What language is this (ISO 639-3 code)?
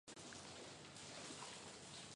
zho